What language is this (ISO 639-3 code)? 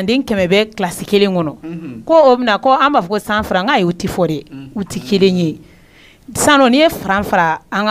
fra